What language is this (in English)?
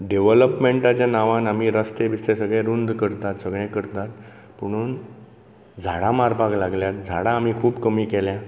Konkani